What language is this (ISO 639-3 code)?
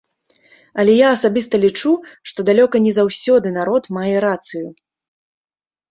bel